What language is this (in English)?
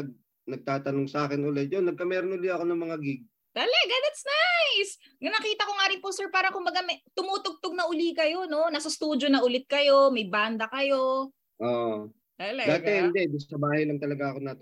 Filipino